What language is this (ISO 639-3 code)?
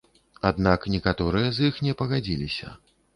bel